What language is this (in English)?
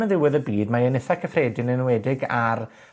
Welsh